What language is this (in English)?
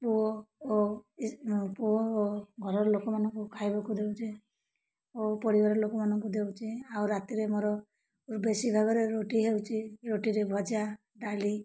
Odia